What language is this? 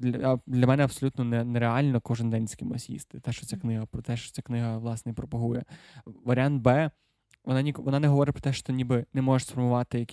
Ukrainian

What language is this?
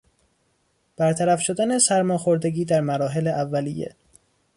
Persian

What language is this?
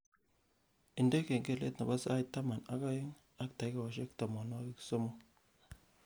Kalenjin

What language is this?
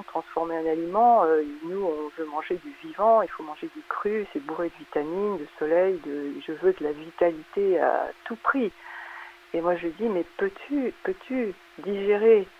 French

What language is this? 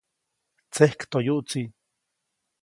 Copainalá Zoque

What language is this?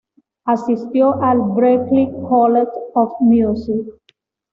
Spanish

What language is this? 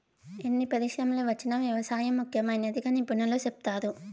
Telugu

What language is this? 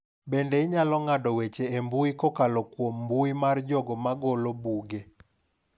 Luo (Kenya and Tanzania)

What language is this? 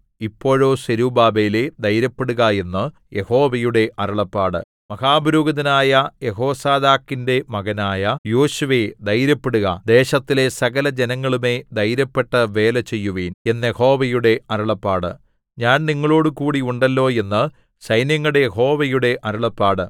Malayalam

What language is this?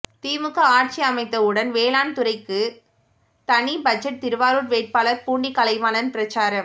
Tamil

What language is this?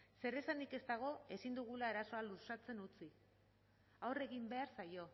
Basque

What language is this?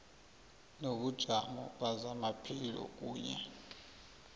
South Ndebele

